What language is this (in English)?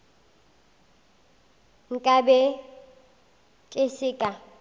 Northern Sotho